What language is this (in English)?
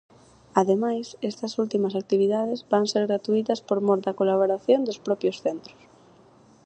Galician